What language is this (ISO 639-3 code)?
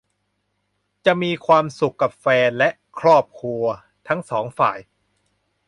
tha